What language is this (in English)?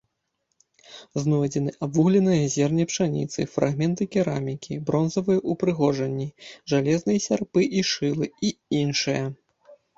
Belarusian